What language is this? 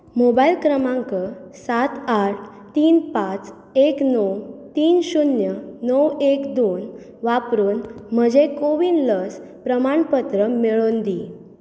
Konkani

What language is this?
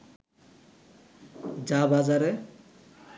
Bangla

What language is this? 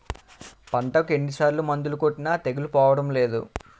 Telugu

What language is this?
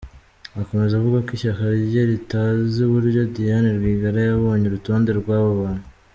Kinyarwanda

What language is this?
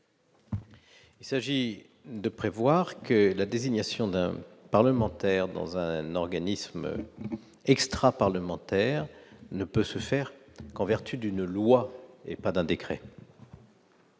French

